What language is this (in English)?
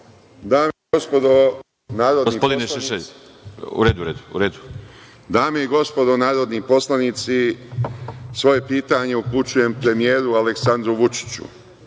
Serbian